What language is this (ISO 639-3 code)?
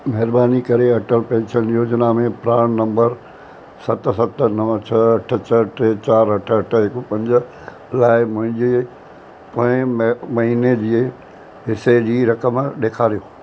snd